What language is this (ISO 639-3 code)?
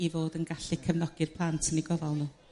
cym